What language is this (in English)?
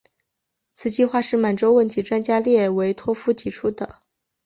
Chinese